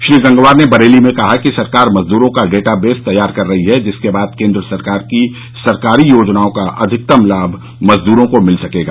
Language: Hindi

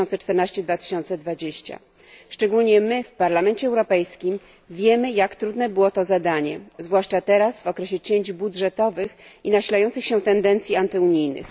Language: Polish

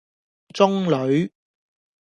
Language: Cantonese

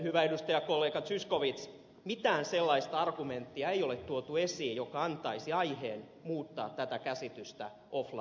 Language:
Finnish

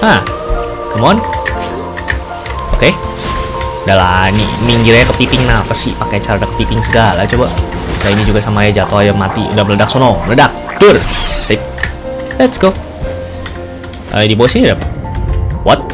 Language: Indonesian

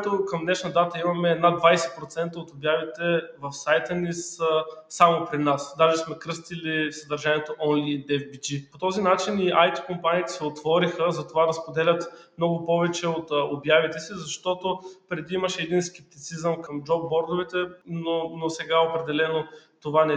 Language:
Bulgarian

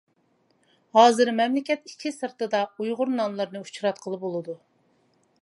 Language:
Uyghur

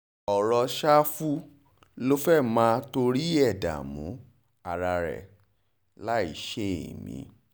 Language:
Yoruba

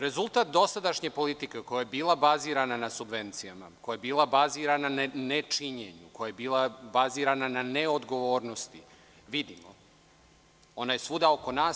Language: Serbian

